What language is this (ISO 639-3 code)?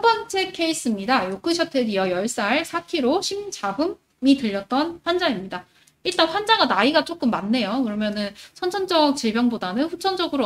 kor